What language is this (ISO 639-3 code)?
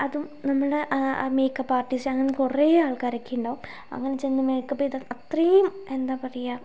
mal